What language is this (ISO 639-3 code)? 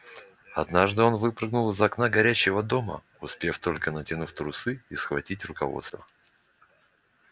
rus